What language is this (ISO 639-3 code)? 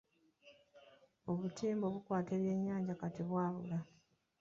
lug